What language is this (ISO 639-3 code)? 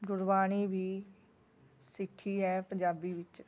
pan